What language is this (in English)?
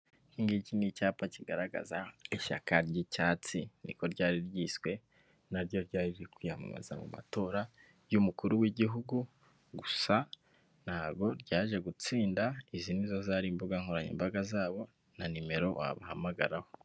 Kinyarwanda